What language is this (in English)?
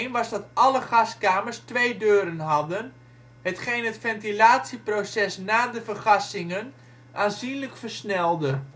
Dutch